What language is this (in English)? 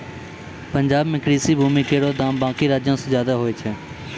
Maithili